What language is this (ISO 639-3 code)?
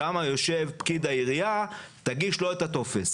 heb